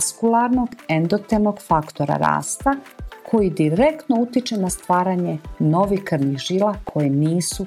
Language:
Croatian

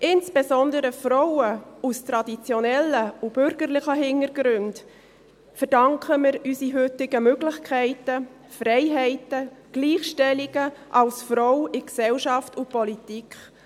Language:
Swiss German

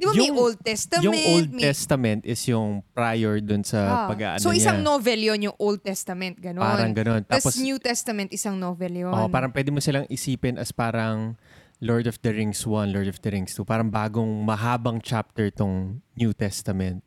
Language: Filipino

